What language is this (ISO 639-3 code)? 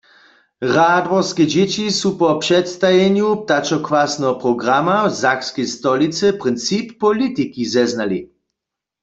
hsb